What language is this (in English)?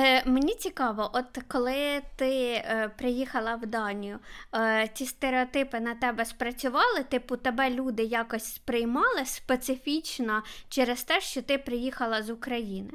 Ukrainian